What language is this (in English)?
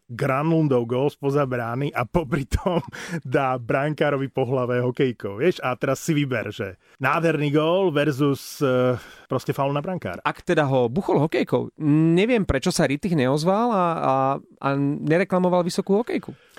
Slovak